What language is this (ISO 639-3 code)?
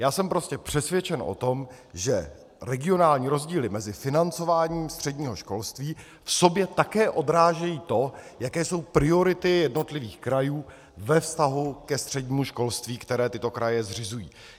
ces